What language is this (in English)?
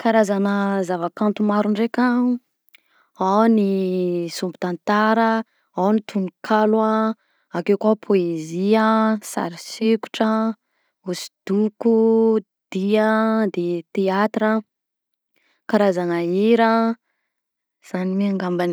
Southern Betsimisaraka Malagasy